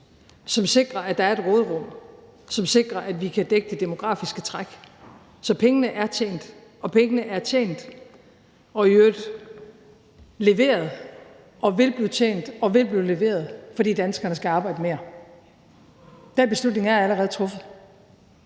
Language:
Danish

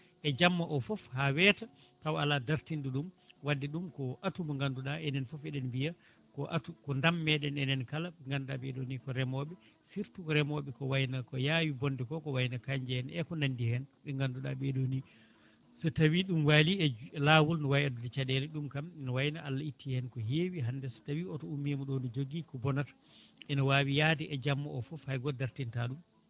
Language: Fula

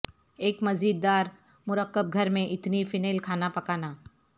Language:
Urdu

